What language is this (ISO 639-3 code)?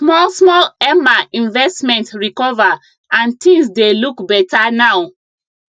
pcm